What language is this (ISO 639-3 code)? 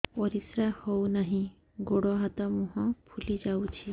ori